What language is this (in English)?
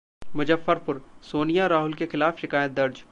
Hindi